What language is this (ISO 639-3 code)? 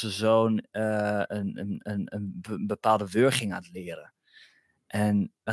nld